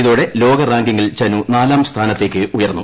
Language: Malayalam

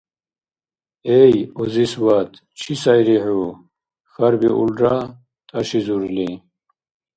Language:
Dargwa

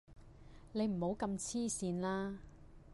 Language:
Cantonese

